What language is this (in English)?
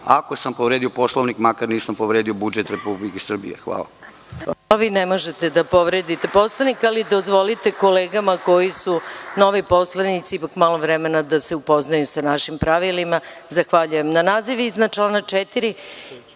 Serbian